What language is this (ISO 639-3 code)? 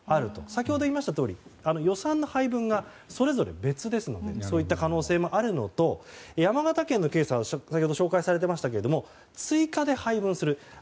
jpn